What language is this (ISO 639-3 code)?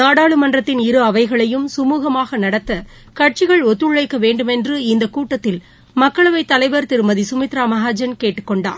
tam